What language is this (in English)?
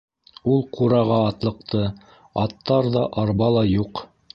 Bashkir